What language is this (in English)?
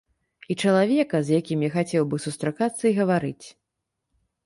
Belarusian